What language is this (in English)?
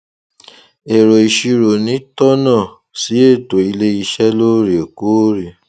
Yoruba